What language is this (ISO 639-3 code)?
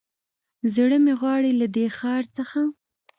pus